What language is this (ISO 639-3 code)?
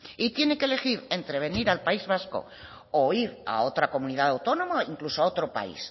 spa